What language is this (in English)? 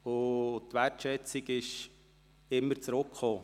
Swiss German